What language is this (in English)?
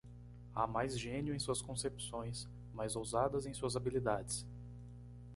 Portuguese